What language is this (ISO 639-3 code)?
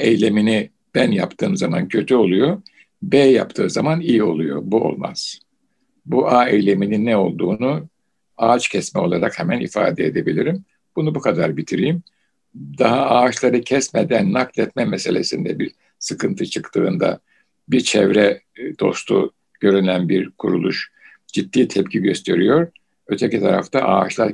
tur